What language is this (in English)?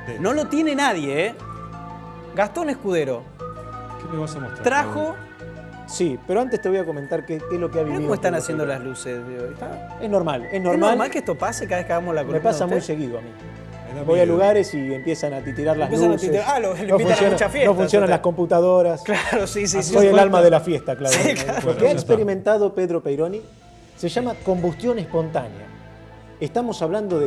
Spanish